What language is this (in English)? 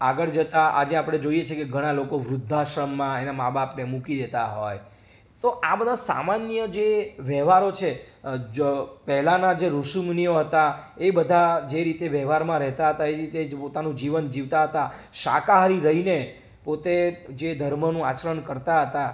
Gujarati